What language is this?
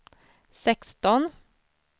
Swedish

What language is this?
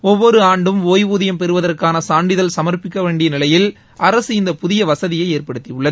Tamil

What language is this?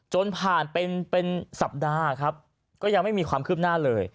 Thai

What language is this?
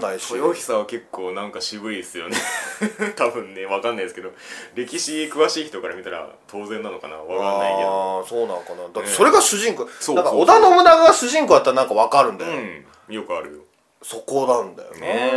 Japanese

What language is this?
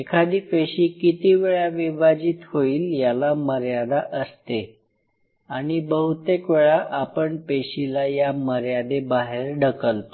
Marathi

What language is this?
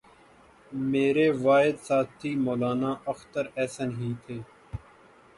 Urdu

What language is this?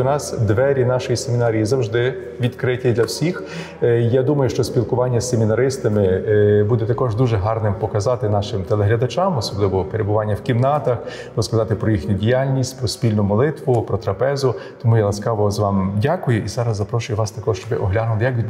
Ukrainian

